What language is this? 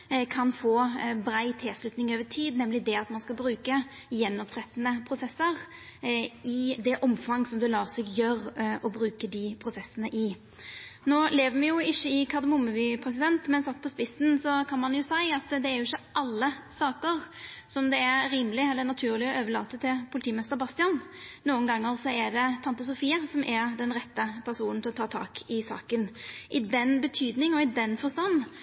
Norwegian Nynorsk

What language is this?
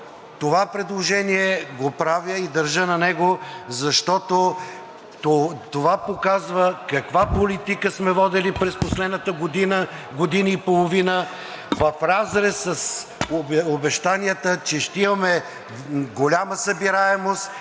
Bulgarian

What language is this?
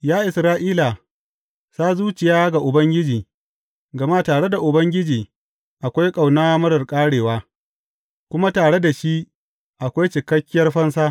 Hausa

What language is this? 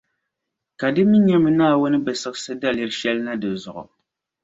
Dagbani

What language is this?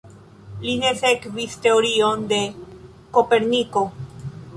Esperanto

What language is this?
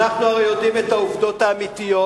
Hebrew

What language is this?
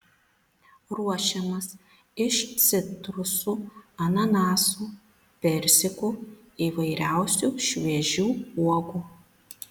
Lithuanian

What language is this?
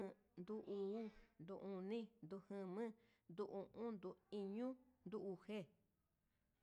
Huitepec Mixtec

